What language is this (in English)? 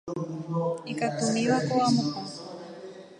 Guarani